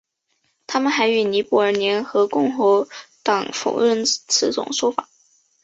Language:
Chinese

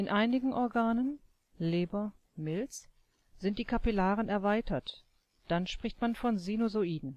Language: German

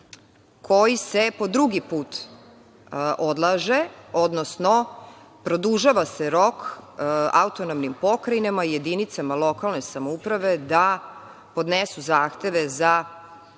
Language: Serbian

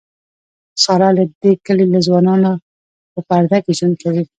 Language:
Pashto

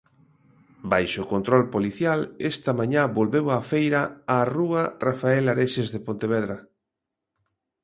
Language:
Galician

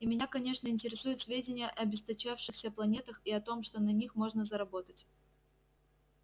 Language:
Russian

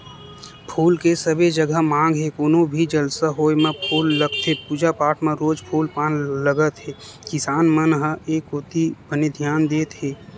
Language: Chhattisgarhi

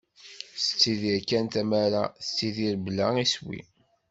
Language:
Kabyle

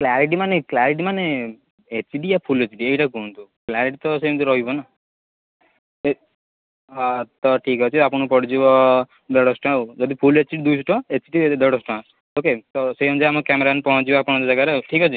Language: Odia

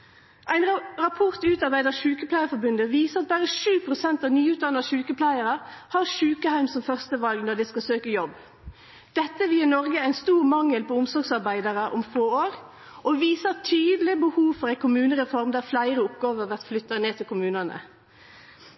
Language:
Norwegian Nynorsk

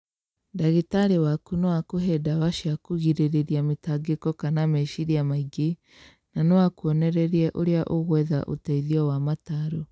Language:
Kikuyu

